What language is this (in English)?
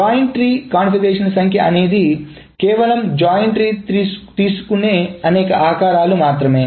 Telugu